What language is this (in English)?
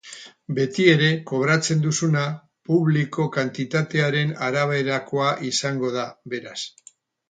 Basque